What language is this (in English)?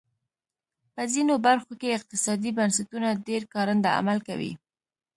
Pashto